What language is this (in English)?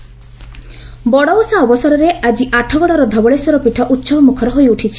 Odia